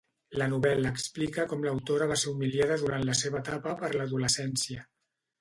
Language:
Catalan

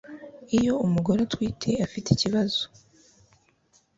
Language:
Kinyarwanda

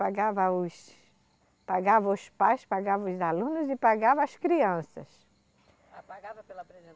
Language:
Portuguese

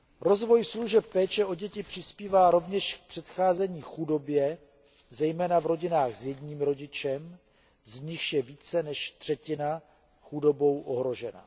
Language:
Czech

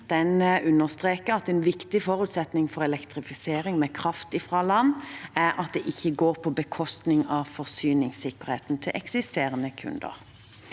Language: Norwegian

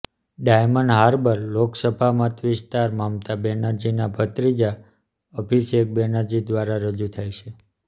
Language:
Gujarati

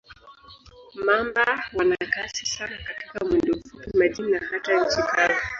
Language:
Swahili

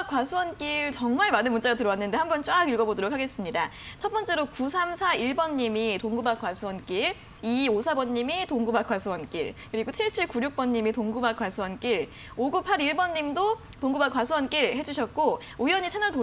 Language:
Korean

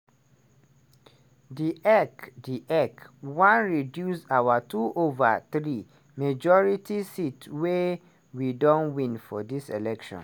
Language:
Nigerian Pidgin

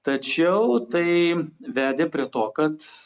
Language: Lithuanian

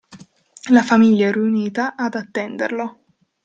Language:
Italian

